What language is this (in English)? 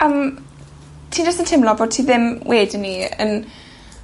Welsh